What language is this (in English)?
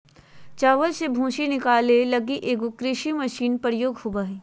Magahi